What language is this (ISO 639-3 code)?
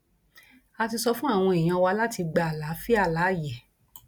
yor